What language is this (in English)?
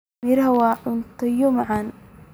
Somali